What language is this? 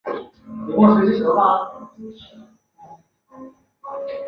Chinese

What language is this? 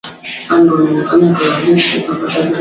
Swahili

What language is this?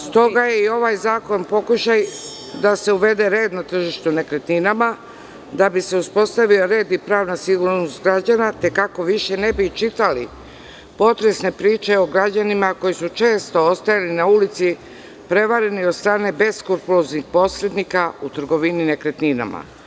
Serbian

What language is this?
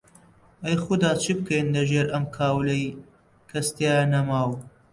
Central Kurdish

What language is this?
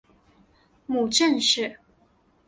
Chinese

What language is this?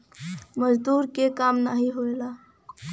Bhojpuri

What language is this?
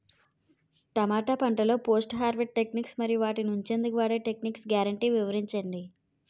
Telugu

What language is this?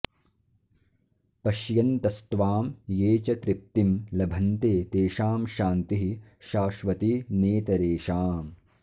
Sanskrit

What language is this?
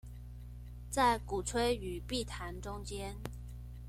Chinese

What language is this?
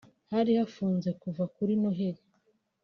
Kinyarwanda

